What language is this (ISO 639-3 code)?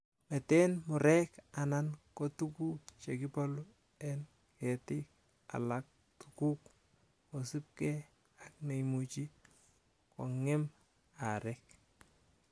kln